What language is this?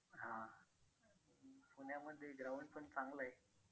Marathi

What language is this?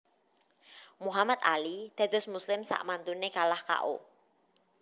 Javanese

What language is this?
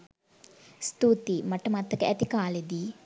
Sinhala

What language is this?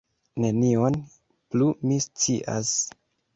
Esperanto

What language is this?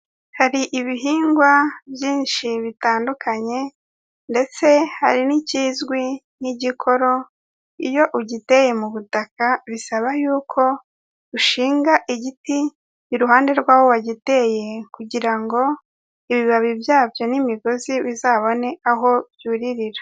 Kinyarwanda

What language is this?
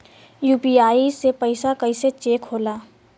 Bhojpuri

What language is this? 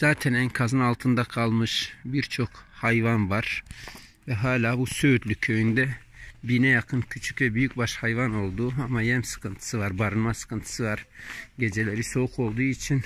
Turkish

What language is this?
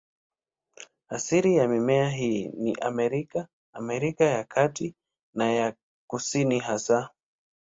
Swahili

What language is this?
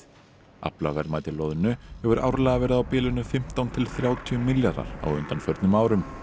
Icelandic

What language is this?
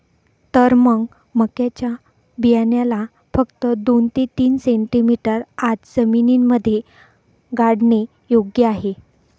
Marathi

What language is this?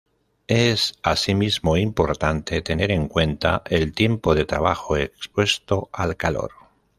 Spanish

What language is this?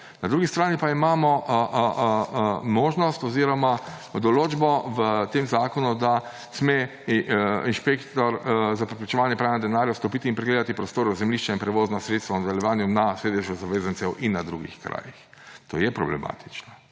Slovenian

